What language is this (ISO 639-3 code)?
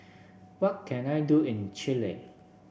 eng